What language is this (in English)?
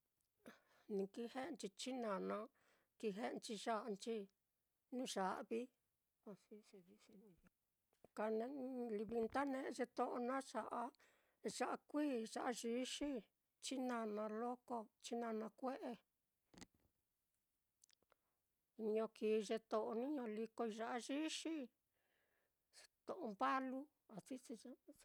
Mitlatongo Mixtec